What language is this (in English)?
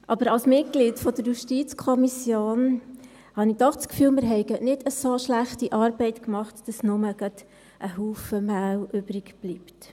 Swiss German